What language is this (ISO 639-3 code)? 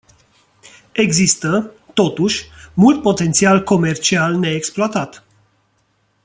ron